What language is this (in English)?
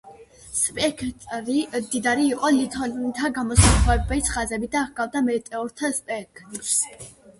Georgian